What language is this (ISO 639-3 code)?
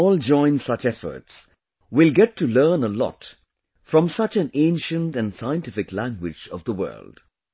eng